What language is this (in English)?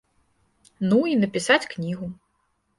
Belarusian